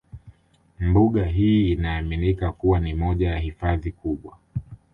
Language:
Swahili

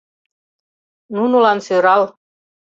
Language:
Mari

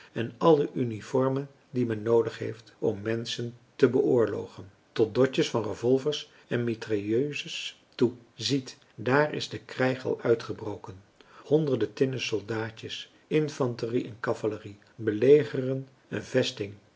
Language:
Dutch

